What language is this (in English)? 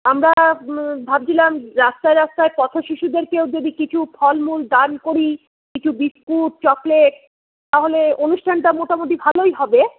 Bangla